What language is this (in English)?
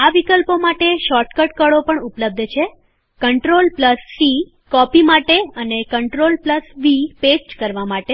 Gujarati